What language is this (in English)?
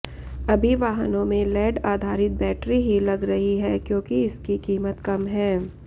Hindi